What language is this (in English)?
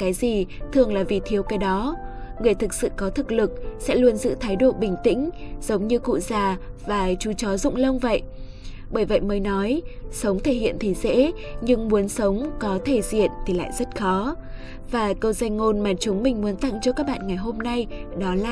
Vietnamese